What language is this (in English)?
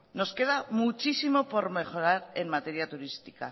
Spanish